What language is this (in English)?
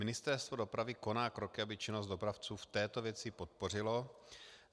Czech